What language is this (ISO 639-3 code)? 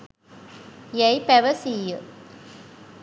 sin